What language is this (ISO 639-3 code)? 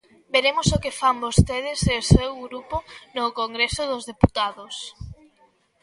glg